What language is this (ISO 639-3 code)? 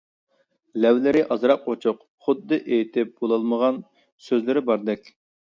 uig